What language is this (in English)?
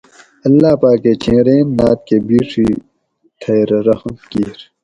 Gawri